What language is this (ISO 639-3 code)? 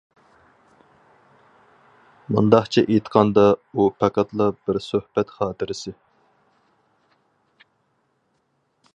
uig